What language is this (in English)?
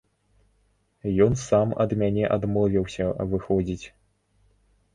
Belarusian